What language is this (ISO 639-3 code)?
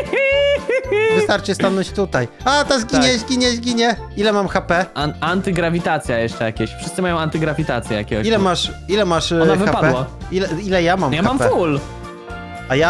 pol